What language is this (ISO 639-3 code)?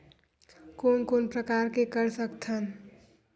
hne